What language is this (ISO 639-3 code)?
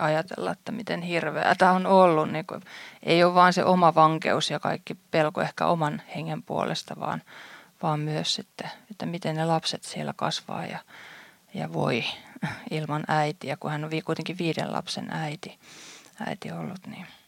fin